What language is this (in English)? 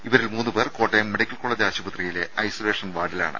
Malayalam